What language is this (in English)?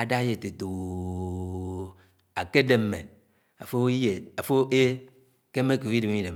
Anaang